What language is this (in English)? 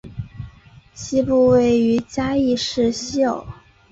Chinese